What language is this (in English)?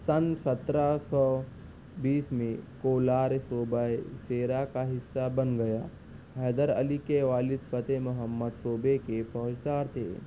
Urdu